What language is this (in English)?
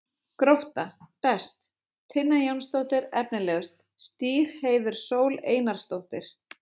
Icelandic